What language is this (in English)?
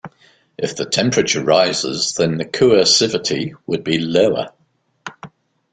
English